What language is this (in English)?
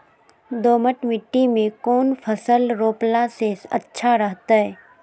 Magahi